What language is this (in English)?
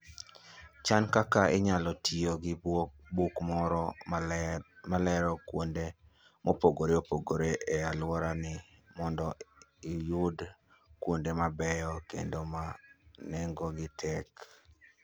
Luo (Kenya and Tanzania)